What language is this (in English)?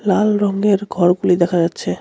Bangla